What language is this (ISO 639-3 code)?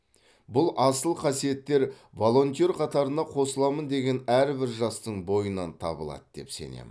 kaz